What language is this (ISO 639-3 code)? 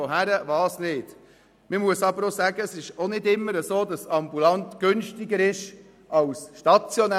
gsw